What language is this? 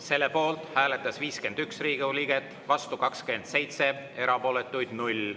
Estonian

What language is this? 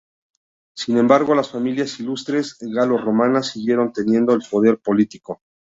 Spanish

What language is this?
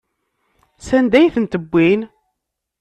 Kabyle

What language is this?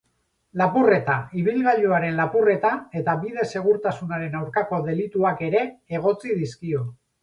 Basque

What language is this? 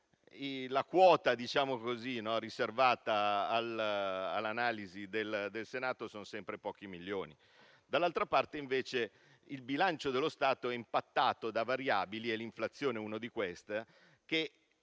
Italian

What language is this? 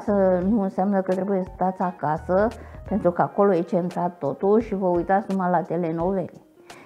Romanian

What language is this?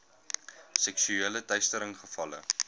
Afrikaans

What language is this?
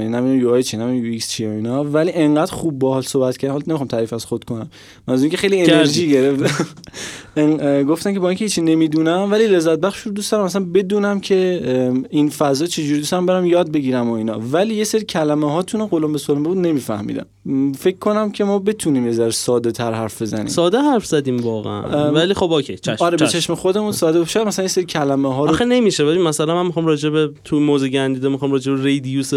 Persian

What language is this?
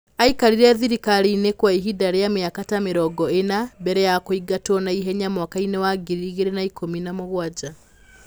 Kikuyu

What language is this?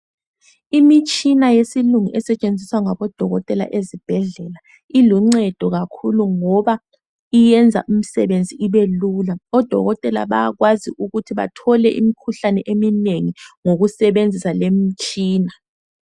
North Ndebele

